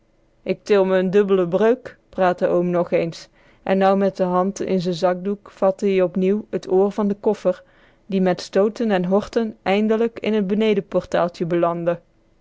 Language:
Dutch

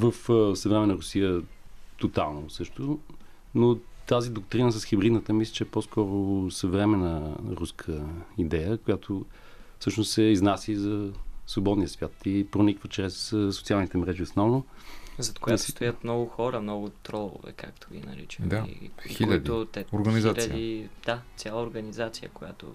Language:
Bulgarian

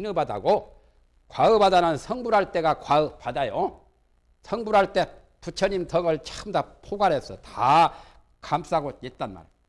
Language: Korean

